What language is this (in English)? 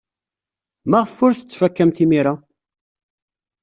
Kabyle